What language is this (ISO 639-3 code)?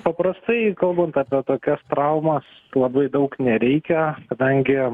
lit